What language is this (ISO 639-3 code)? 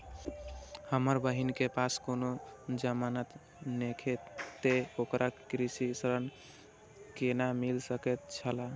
mai